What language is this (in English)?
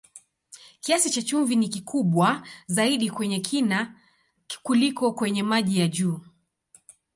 Swahili